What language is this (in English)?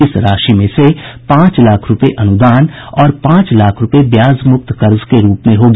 Hindi